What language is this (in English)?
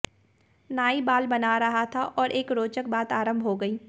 Hindi